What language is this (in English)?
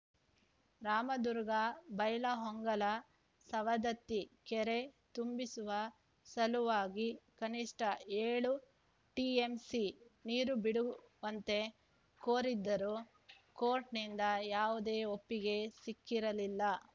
Kannada